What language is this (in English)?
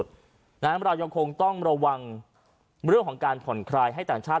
Thai